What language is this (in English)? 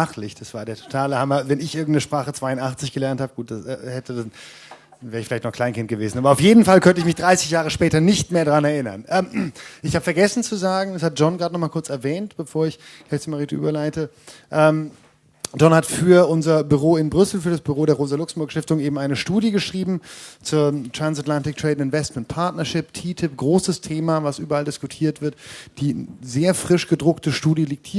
German